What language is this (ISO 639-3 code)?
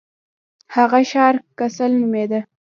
pus